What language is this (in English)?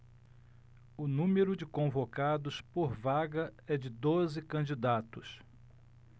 Portuguese